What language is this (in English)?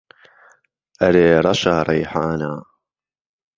Central Kurdish